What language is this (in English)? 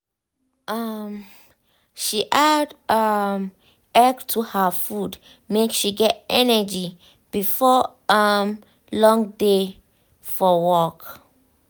Nigerian Pidgin